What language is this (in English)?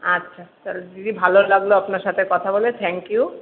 Bangla